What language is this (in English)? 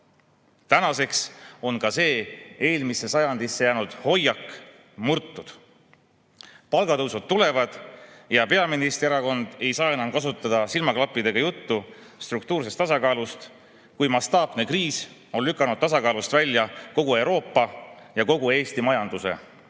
Estonian